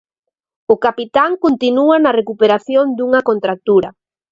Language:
Galician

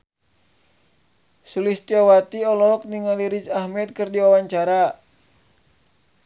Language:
Sundanese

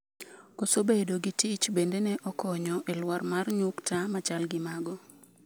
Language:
Luo (Kenya and Tanzania)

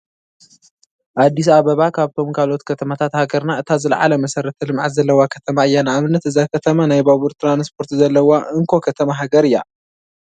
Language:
Tigrinya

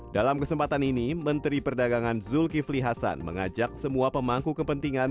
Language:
Indonesian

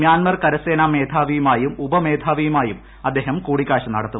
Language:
Malayalam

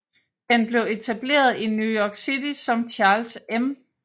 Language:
Danish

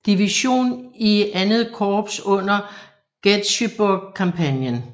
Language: Danish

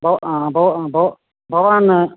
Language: Sanskrit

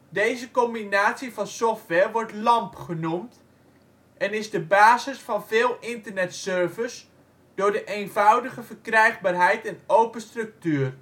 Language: Dutch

